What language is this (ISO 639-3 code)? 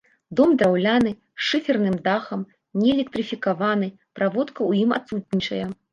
bel